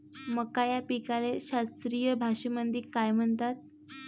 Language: Marathi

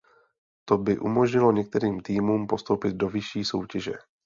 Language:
Czech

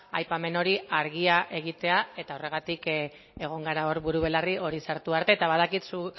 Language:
Basque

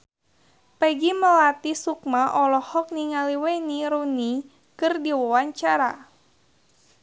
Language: Sundanese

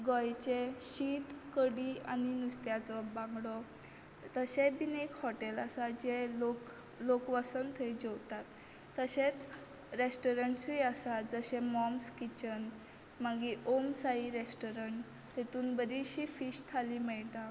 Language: Konkani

